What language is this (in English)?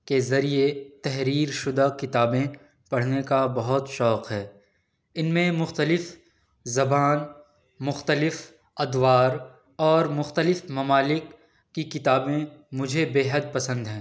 Urdu